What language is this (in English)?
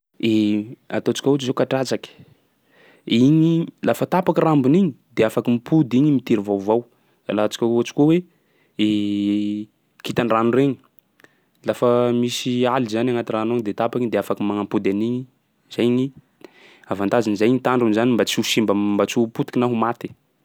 Sakalava Malagasy